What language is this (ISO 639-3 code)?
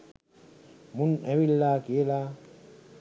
sin